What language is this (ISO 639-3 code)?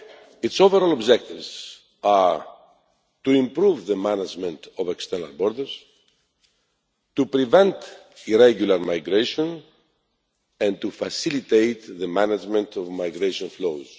eng